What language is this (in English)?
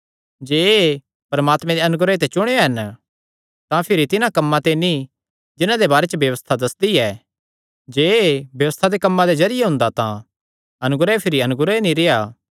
Kangri